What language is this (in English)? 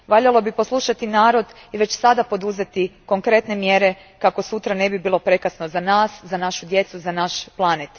Croatian